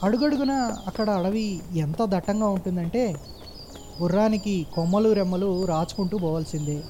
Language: Telugu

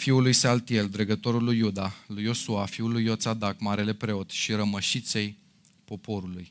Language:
Romanian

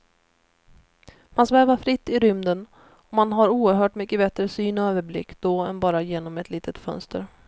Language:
Swedish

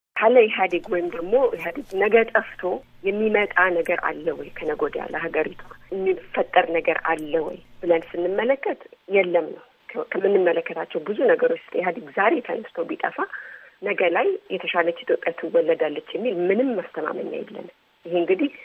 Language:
Amharic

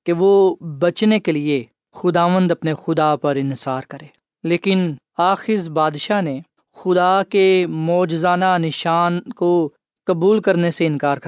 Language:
Urdu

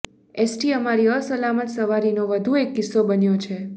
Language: Gujarati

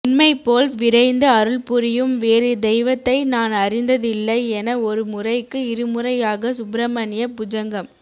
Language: Tamil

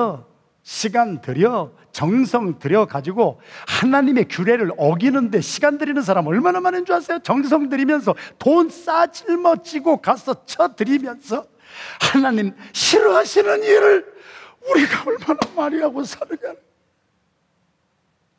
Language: Korean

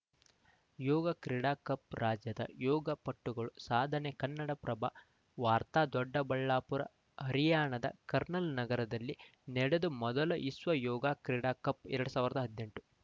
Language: Kannada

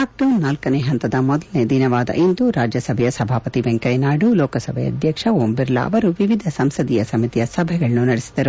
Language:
Kannada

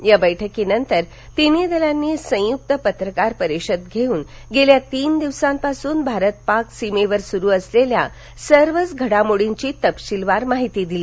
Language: Marathi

